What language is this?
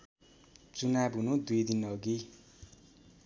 Nepali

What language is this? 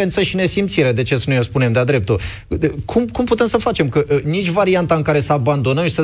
Romanian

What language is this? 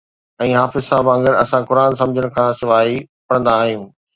Sindhi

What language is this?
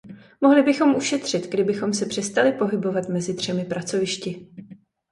Czech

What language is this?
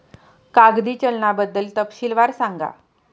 Marathi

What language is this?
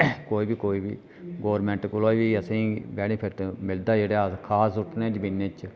Dogri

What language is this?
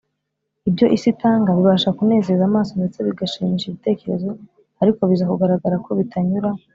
Kinyarwanda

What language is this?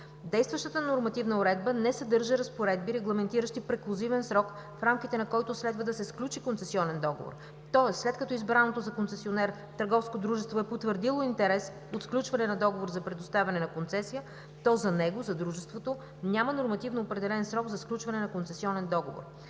Bulgarian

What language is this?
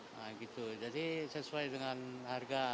Indonesian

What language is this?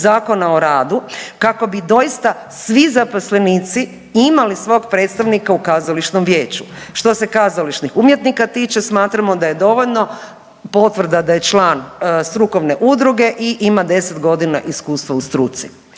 Croatian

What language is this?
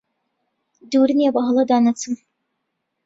Central Kurdish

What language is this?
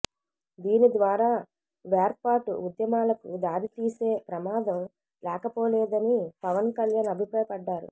Telugu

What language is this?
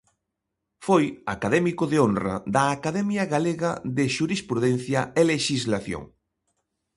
Galician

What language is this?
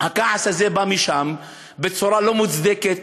Hebrew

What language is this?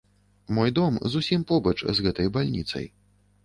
Belarusian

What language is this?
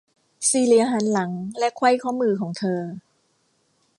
Thai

